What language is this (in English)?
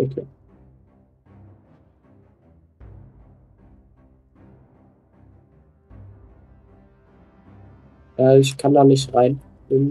German